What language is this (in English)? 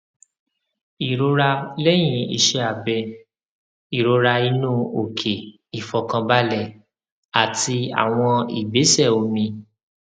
Yoruba